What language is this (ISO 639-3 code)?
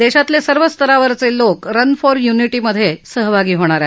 mar